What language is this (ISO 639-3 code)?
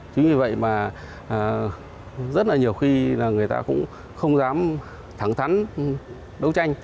vie